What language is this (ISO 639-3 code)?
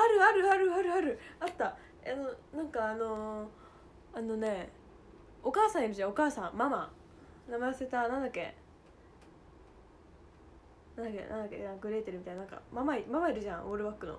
jpn